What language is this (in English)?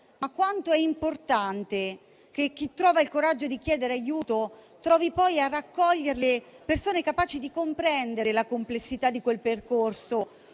Italian